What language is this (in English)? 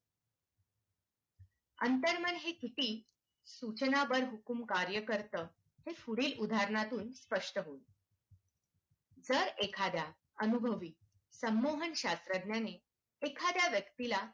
Marathi